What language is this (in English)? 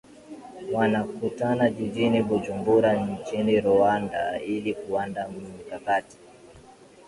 Swahili